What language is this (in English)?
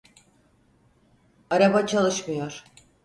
Turkish